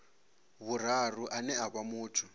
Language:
Venda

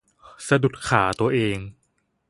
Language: Thai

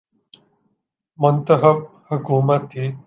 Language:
Urdu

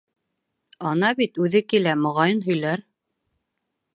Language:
Bashkir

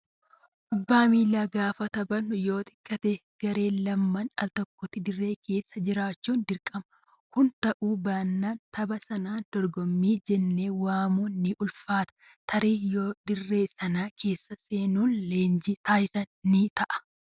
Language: Oromo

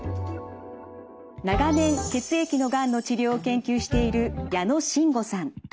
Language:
Japanese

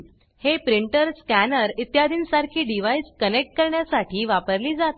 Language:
Marathi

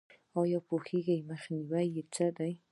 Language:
Pashto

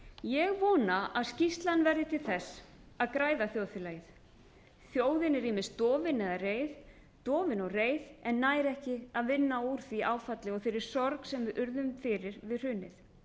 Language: Icelandic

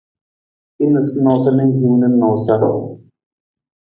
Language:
Nawdm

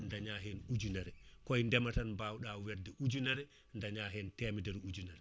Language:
Fula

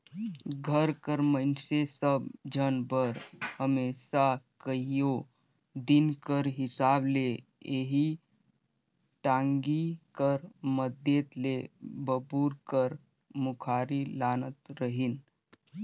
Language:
Chhattisgarhi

